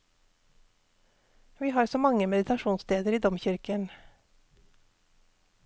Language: Norwegian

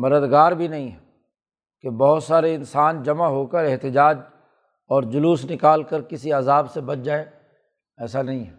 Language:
Urdu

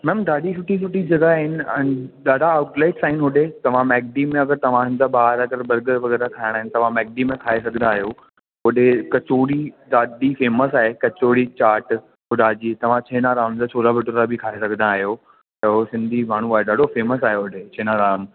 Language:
Sindhi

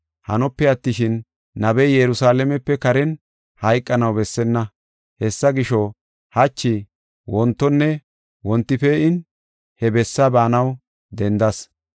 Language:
Gofa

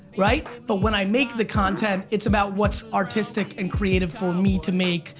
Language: English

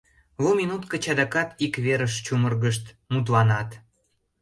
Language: Mari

